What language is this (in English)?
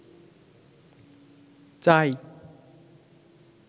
Bangla